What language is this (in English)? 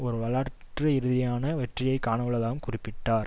Tamil